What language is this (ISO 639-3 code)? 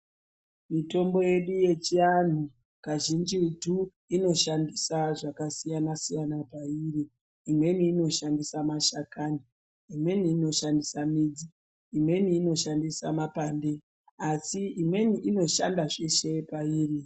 ndc